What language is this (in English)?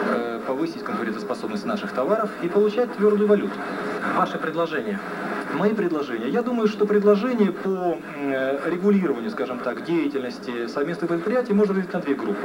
Russian